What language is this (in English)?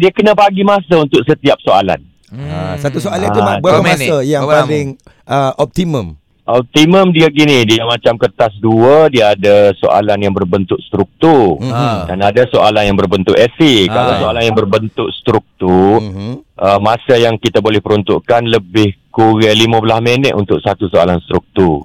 Malay